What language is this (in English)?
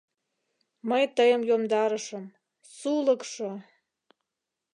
Mari